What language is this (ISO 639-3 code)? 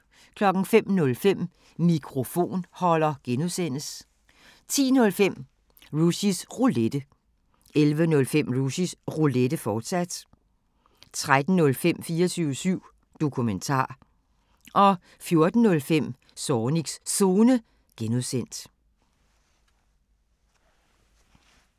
dan